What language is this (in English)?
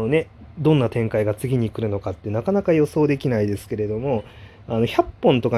Japanese